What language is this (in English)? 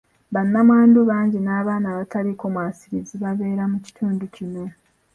Ganda